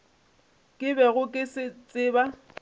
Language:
Northern Sotho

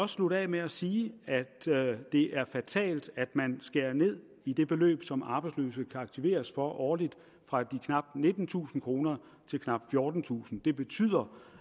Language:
Danish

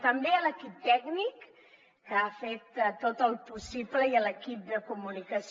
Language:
Catalan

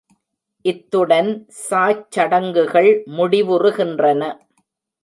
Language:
Tamil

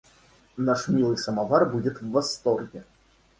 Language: Russian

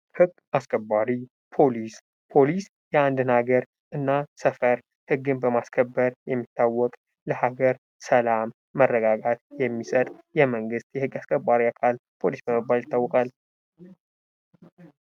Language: Amharic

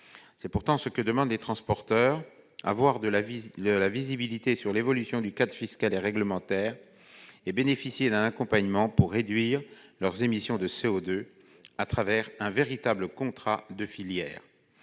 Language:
French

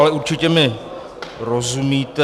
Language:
Czech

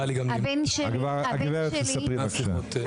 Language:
Hebrew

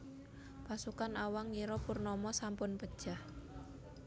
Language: Javanese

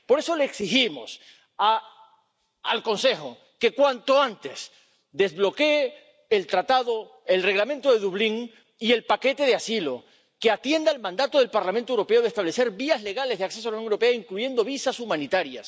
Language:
Spanish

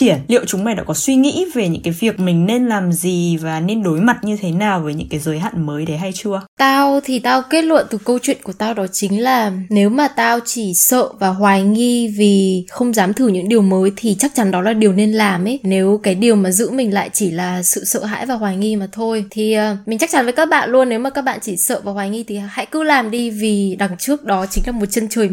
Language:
Vietnamese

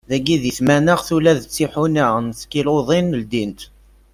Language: Kabyle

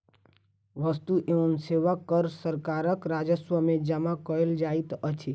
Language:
Maithili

